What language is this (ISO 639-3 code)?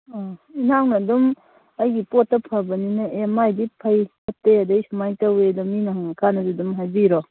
mni